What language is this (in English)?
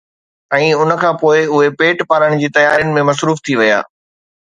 Sindhi